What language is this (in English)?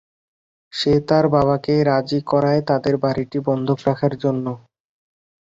Bangla